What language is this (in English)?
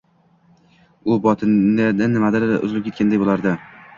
Uzbek